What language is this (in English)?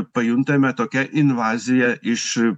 Lithuanian